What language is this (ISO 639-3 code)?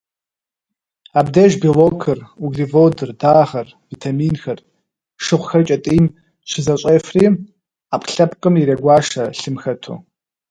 kbd